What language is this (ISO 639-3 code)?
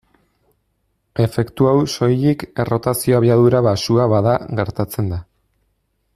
eus